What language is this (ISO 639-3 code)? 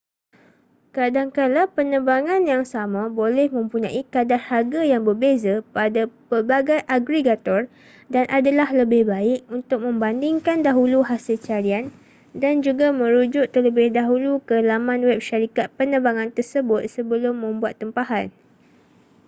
msa